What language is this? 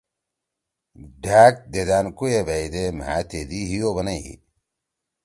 Torwali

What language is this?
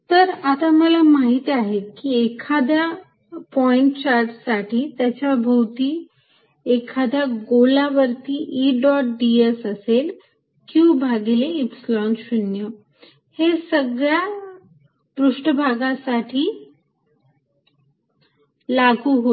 Marathi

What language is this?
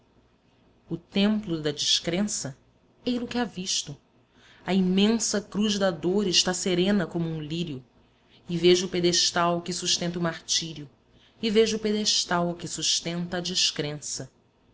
Portuguese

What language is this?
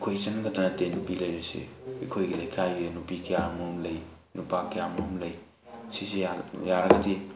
Manipuri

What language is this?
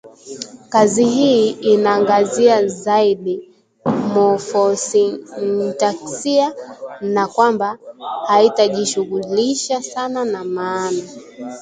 Swahili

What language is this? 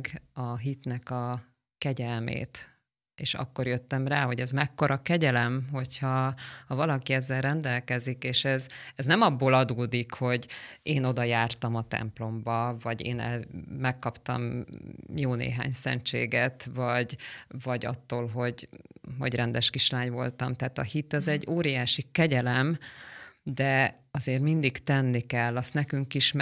Hungarian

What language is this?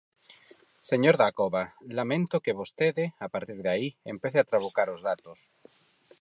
Galician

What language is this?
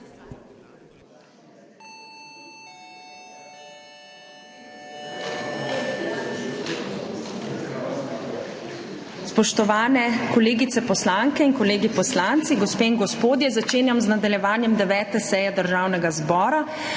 Slovenian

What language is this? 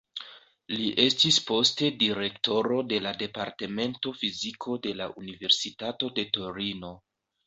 Esperanto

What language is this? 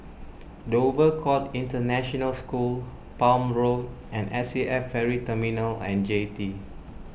English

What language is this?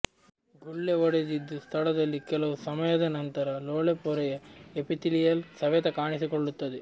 Kannada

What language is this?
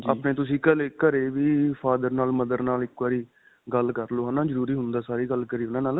Punjabi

